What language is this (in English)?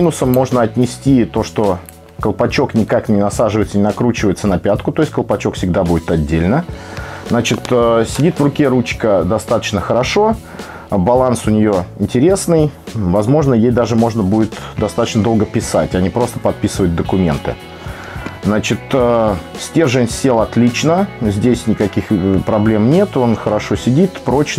Russian